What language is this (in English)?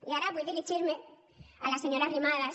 Catalan